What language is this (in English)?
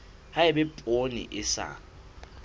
Southern Sotho